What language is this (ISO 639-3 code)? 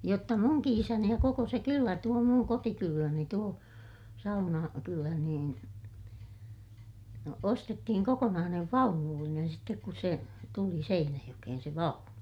fin